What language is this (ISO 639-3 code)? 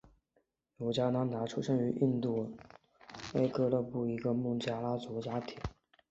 zho